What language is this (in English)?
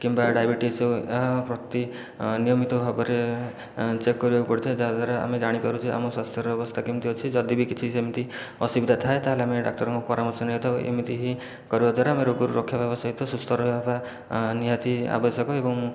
Odia